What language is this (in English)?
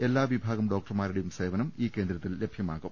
Malayalam